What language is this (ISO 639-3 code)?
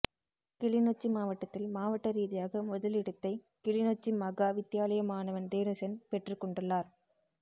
tam